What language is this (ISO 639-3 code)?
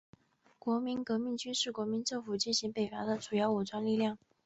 zho